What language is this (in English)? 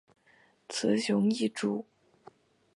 Chinese